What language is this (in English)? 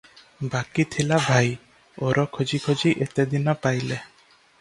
Odia